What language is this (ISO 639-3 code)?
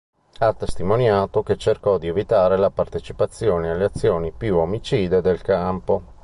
ita